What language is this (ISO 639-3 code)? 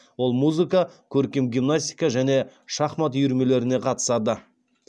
kaz